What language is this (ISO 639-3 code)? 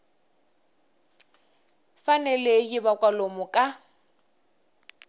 tso